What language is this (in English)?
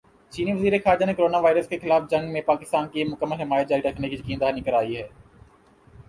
Urdu